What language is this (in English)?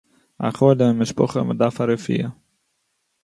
Yiddish